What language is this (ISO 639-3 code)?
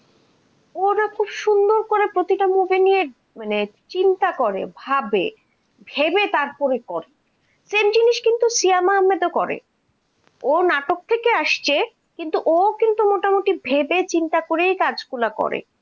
ben